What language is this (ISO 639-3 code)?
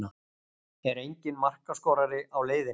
isl